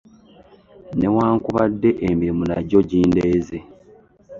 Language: Ganda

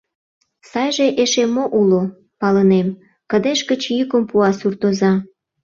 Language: Mari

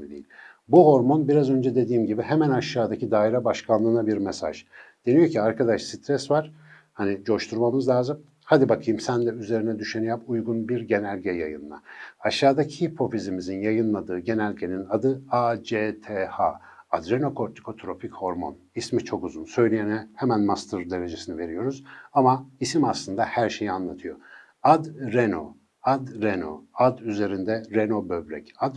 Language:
Turkish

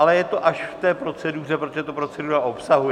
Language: Czech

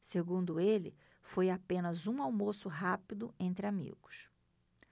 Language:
Portuguese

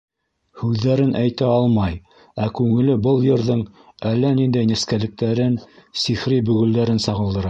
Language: Bashkir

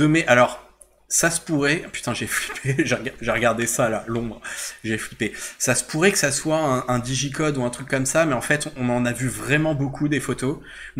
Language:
French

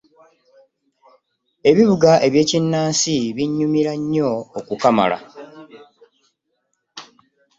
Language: Ganda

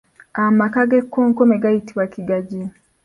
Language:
Ganda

